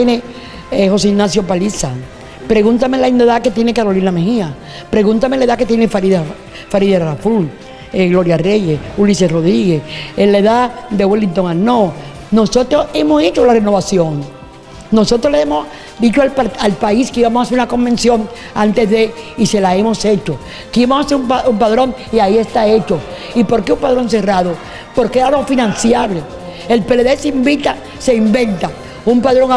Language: Spanish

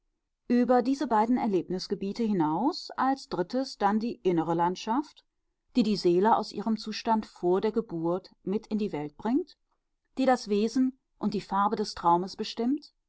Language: German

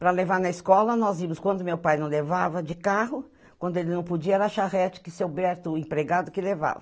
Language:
Portuguese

